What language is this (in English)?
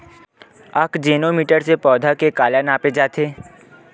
Chhattisgarhi